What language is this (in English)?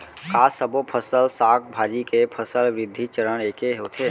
Chhattisgarhi